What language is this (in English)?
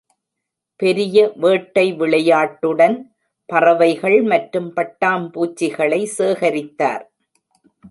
Tamil